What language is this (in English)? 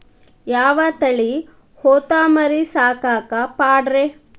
Kannada